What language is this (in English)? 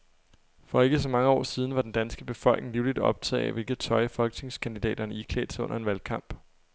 Danish